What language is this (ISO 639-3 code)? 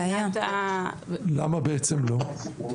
heb